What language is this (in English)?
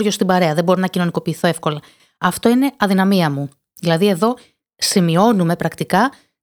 Greek